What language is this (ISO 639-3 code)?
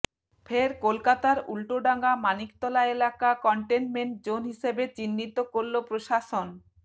ben